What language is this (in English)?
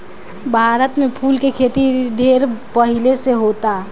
Bhojpuri